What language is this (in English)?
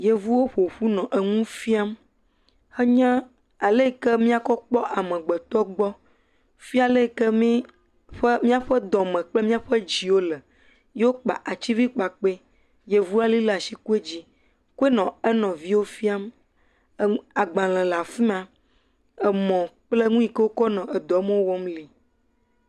Ewe